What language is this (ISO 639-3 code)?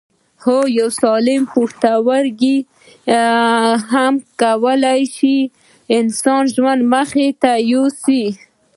pus